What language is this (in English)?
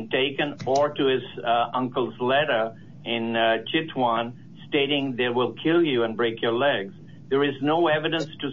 English